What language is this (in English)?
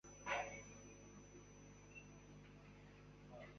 Chinese